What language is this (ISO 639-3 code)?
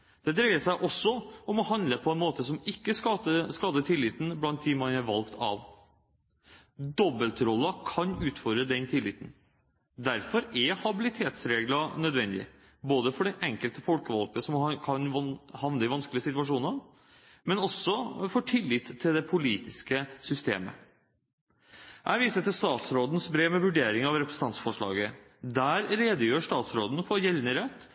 nob